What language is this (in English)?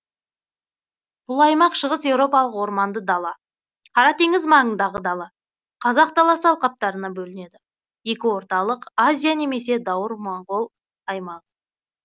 Kazakh